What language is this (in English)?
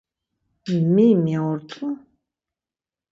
Laz